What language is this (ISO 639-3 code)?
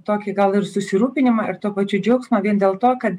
lit